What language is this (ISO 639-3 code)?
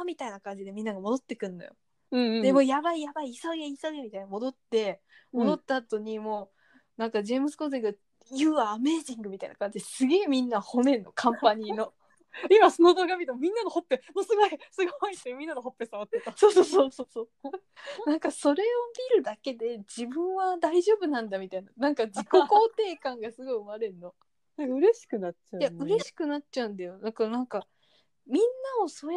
jpn